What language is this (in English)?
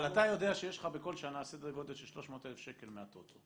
Hebrew